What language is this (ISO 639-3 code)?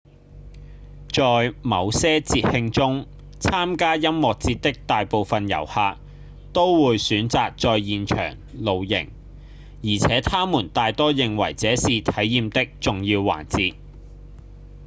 yue